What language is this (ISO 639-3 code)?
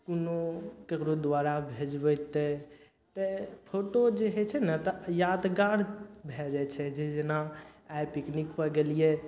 mai